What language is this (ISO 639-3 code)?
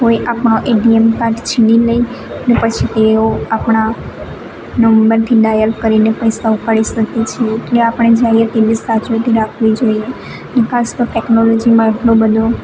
guj